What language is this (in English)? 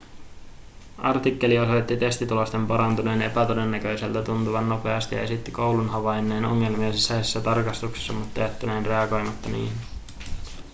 Finnish